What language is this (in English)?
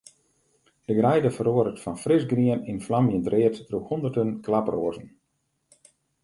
Western Frisian